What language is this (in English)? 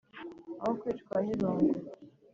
Kinyarwanda